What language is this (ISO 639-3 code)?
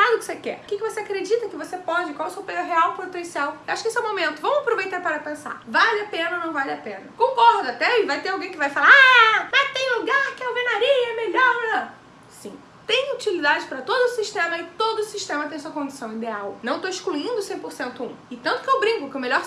por